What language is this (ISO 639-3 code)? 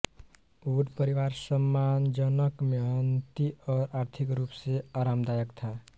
hin